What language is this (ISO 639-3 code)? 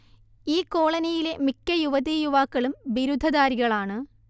mal